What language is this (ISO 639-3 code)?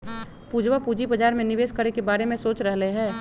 mag